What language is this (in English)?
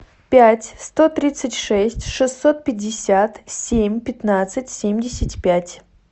Russian